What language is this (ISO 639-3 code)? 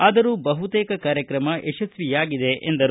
kan